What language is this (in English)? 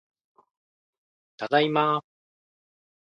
Japanese